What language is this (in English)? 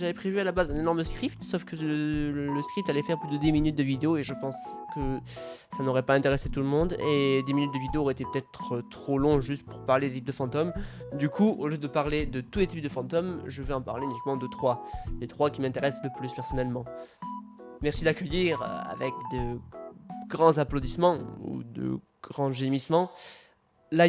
French